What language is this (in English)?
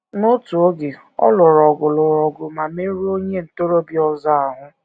Igbo